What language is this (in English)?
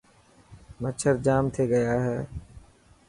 Dhatki